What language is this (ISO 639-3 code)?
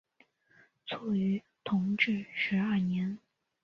zho